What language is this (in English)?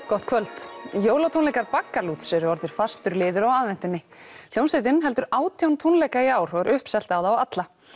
Icelandic